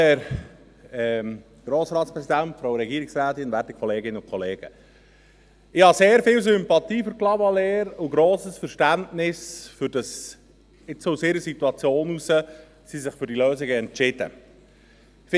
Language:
Swiss German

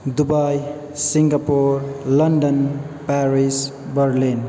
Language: Nepali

